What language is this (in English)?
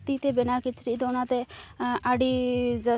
Santali